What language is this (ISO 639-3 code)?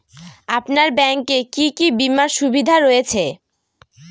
ben